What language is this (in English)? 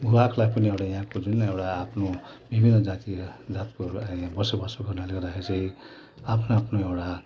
Nepali